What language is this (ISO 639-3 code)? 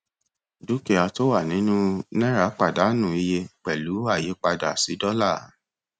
yor